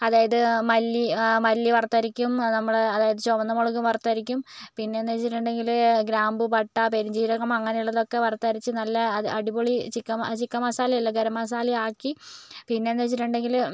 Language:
Malayalam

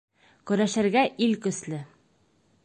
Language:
Bashkir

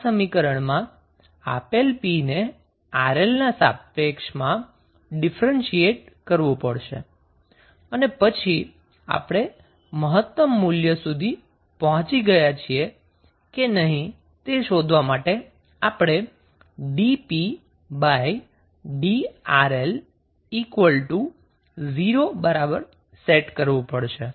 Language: Gujarati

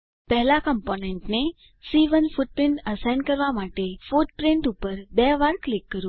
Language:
Gujarati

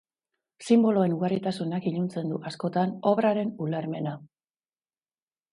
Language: Basque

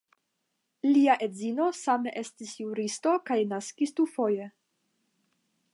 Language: Esperanto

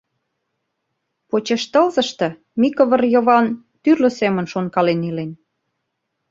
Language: Mari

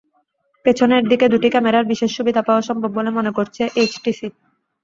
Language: Bangla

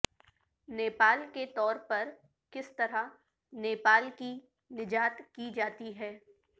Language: Urdu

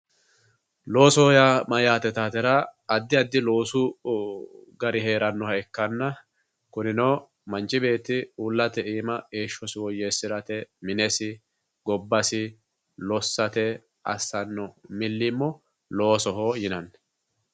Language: Sidamo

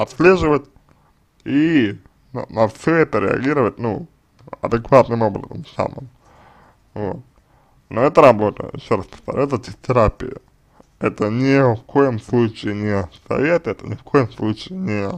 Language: Russian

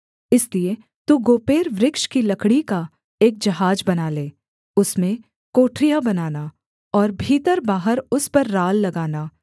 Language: Hindi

